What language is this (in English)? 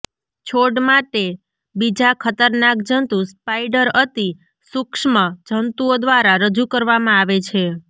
Gujarati